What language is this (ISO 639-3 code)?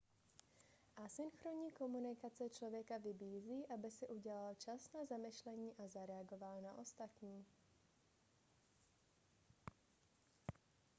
ces